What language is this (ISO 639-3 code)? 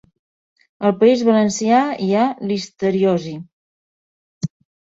cat